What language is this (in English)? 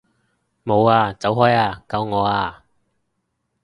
Cantonese